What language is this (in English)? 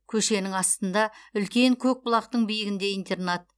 Kazakh